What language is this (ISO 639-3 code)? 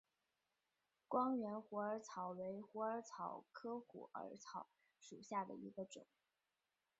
zho